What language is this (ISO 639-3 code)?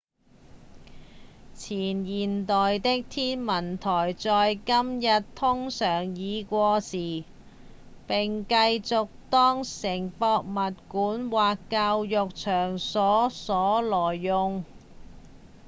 yue